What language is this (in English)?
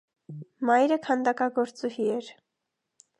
Armenian